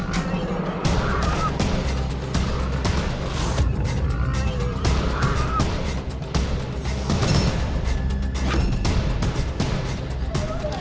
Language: Indonesian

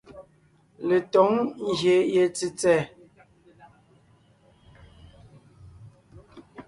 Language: Ngiemboon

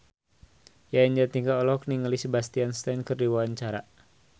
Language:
Sundanese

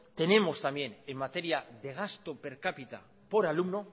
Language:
Spanish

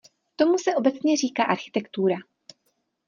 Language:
Czech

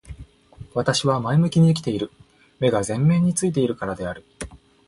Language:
Japanese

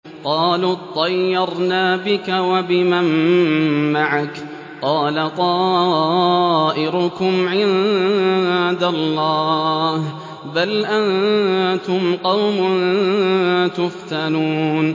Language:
Arabic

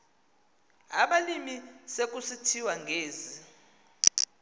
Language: Xhosa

